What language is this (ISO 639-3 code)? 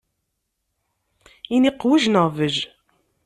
kab